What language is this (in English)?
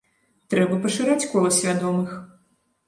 Belarusian